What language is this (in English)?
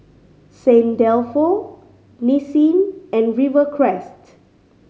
English